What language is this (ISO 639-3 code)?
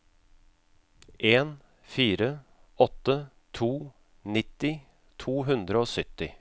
nor